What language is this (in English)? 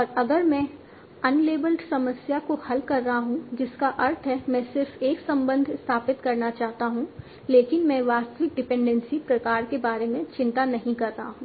Hindi